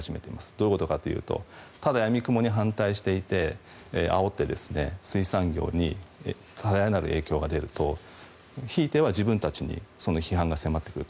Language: Japanese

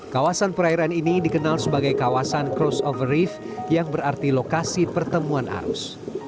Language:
Indonesian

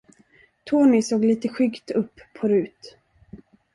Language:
Swedish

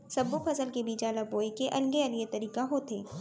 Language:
Chhattisgarhi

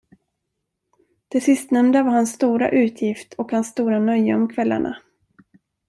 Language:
Swedish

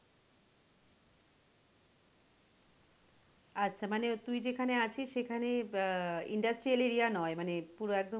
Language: Bangla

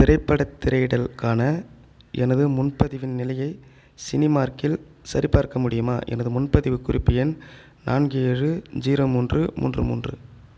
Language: Tamil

